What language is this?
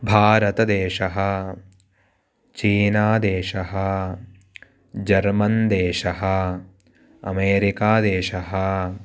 Sanskrit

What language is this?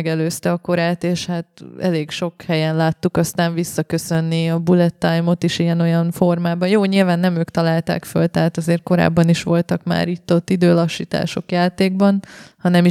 Hungarian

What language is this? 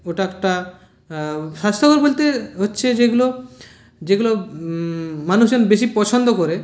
Bangla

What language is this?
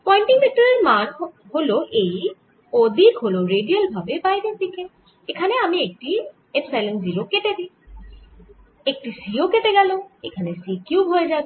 Bangla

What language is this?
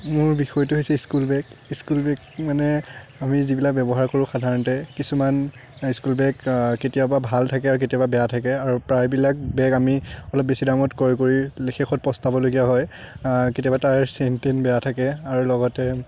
Assamese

